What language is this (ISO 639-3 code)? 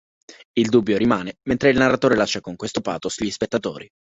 ita